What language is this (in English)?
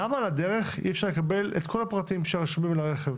Hebrew